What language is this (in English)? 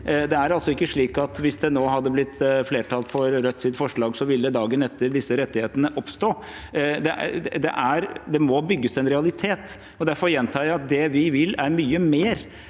Norwegian